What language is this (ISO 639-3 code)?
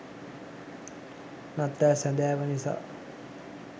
sin